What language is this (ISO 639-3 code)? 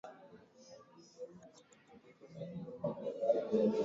swa